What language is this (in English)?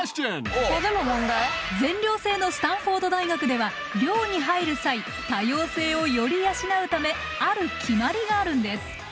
Japanese